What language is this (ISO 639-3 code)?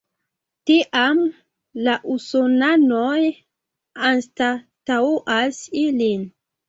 epo